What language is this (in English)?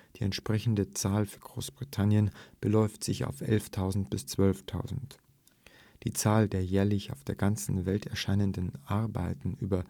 German